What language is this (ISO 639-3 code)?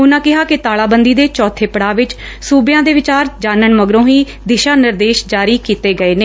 pan